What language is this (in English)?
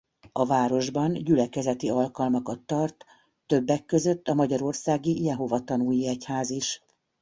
Hungarian